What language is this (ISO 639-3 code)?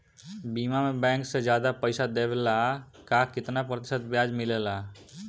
bho